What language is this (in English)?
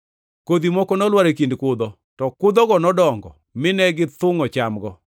Luo (Kenya and Tanzania)